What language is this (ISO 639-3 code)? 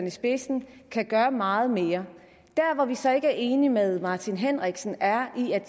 dan